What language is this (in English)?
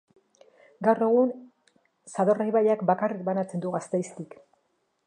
Basque